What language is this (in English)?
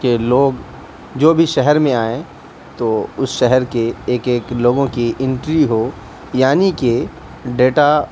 Urdu